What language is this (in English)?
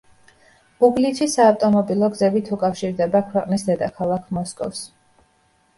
Georgian